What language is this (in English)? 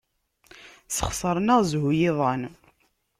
Kabyle